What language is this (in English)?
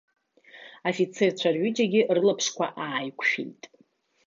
Abkhazian